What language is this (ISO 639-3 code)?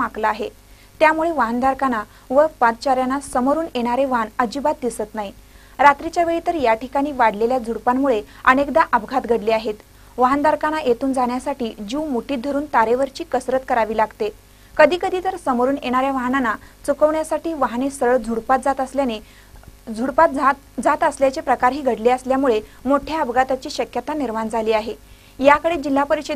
ron